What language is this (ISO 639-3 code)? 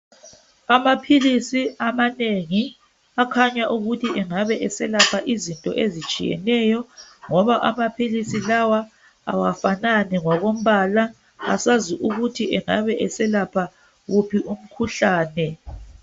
nde